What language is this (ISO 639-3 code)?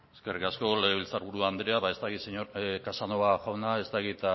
eus